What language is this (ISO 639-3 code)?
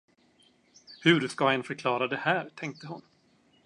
swe